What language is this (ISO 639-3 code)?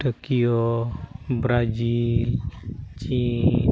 sat